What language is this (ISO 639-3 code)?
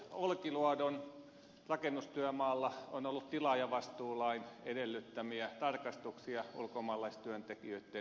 fin